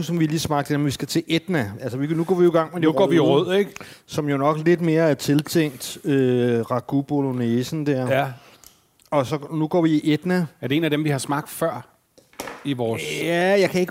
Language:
Danish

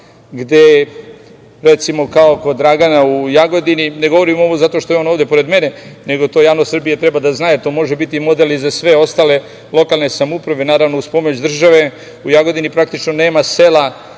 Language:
Serbian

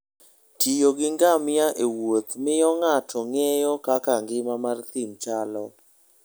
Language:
Luo (Kenya and Tanzania)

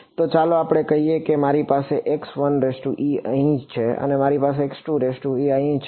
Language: Gujarati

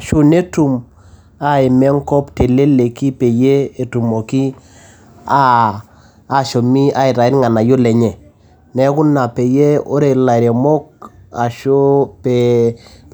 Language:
Masai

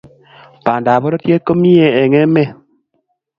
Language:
Kalenjin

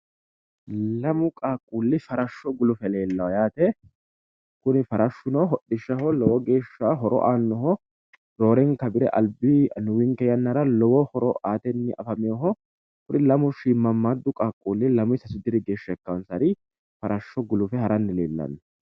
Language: Sidamo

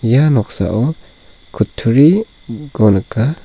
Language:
Garo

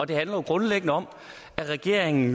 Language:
Danish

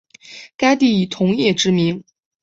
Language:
Chinese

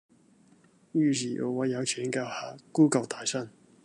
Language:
Cantonese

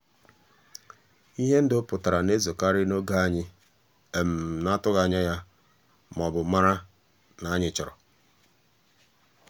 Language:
Igbo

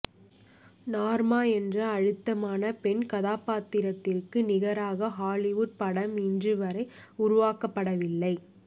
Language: Tamil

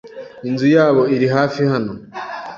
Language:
Kinyarwanda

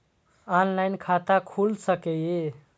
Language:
Maithili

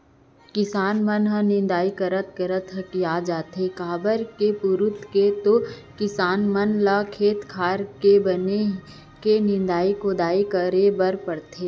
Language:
Chhattisgarhi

